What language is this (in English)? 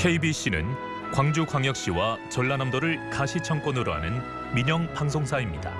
Korean